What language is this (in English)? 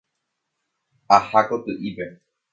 Guarani